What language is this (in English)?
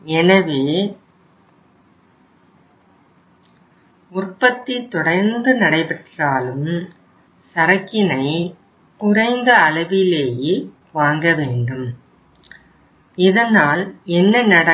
Tamil